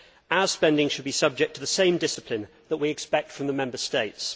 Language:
English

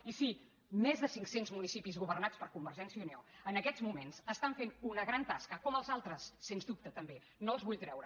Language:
Catalan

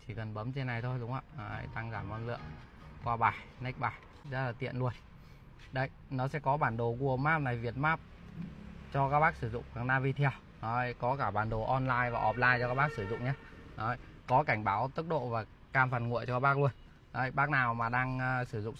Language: Vietnamese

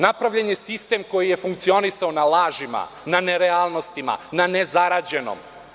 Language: Serbian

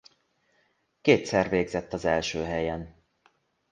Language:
Hungarian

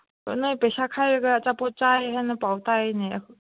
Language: Manipuri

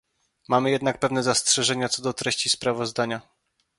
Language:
Polish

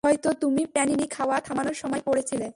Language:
Bangla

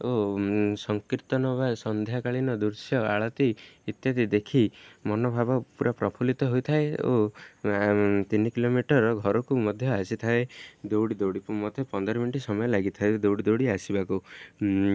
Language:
Odia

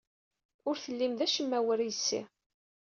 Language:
Kabyle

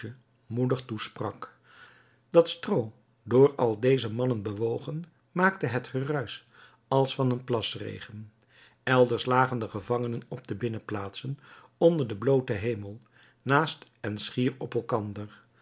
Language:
Dutch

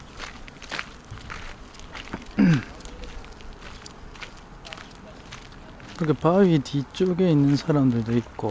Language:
Korean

